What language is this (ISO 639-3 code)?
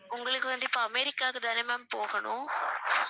tam